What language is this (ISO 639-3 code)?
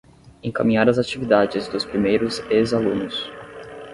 por